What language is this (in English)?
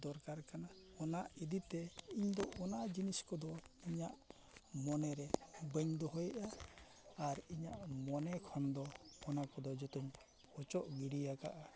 Santali